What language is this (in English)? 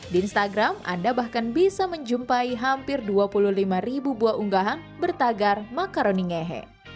Indonesian